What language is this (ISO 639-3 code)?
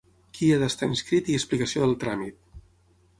cat